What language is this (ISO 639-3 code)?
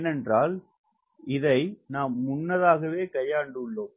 tam